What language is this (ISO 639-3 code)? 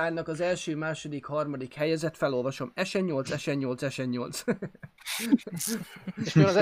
hun